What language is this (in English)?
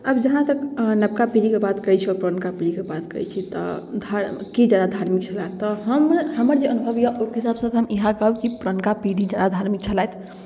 Maithili